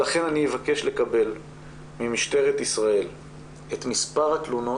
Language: Hebrew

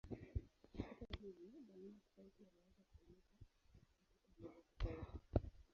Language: Swahili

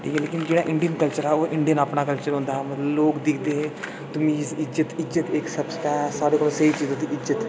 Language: Dogri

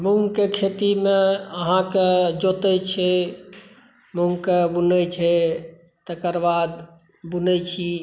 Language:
Maithili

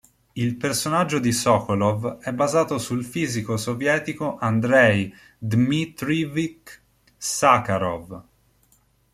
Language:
Italian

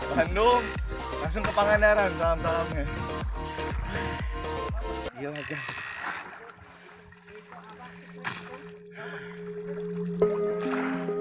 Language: Indonesian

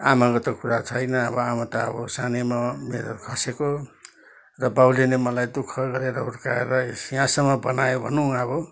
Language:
Nepali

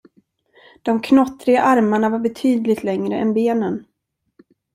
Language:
Swedish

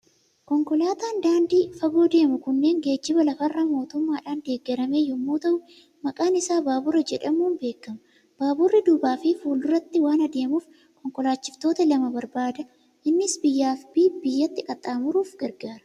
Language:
Oromo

